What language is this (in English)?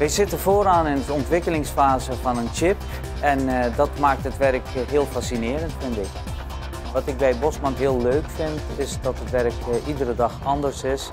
Dutch